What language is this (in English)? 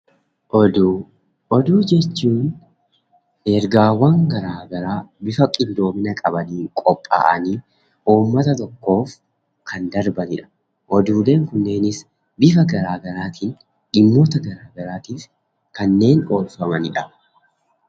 Oromo